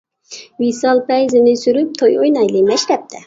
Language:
Uyghur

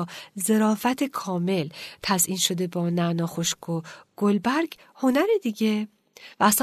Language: Persian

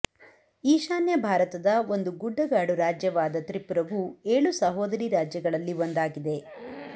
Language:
Kannada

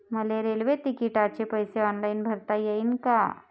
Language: Marathi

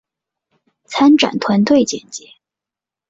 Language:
Chinese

